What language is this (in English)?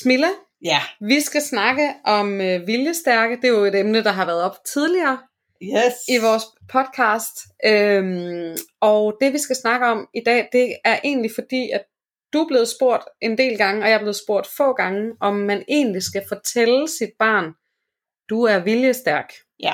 Danish